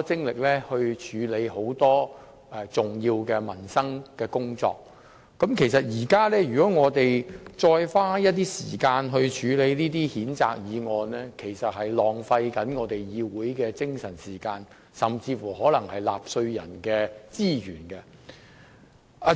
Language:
Cantonese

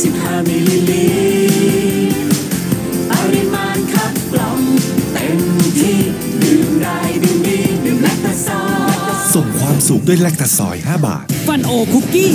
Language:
Thai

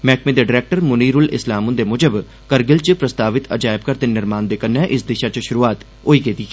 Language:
Dogri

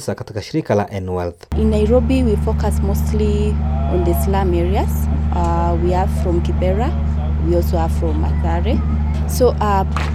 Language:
Swahili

